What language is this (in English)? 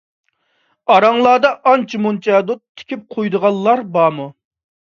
Uyghur